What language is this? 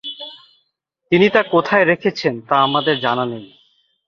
Bangla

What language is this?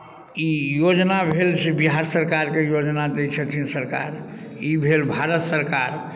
Maithili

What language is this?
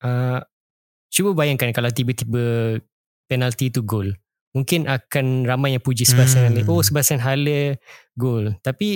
Malay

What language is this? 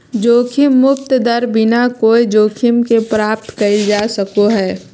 Magahi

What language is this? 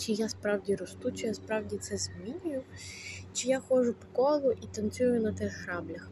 Ukrainian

